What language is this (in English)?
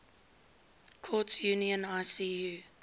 English